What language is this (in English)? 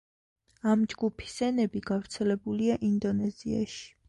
Georgian